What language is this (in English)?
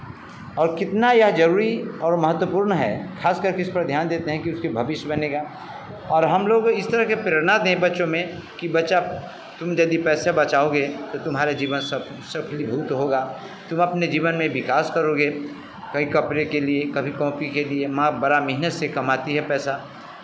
Hindi